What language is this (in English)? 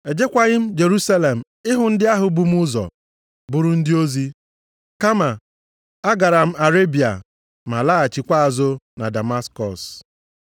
Igbo